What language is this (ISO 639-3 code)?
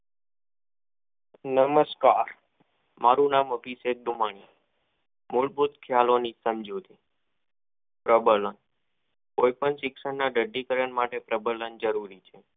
guj